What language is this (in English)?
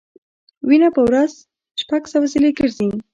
Pashto